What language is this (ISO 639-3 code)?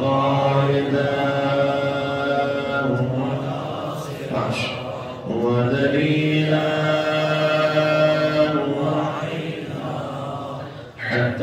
ara